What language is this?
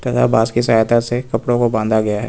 Hindi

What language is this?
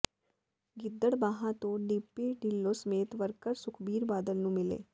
Punjabi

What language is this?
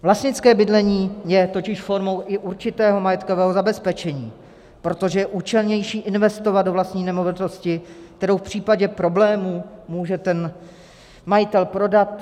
Czech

